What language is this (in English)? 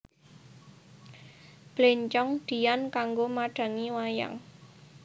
Javanese